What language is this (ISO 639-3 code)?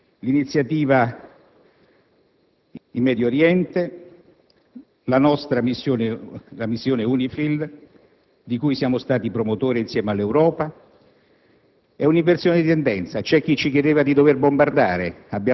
ita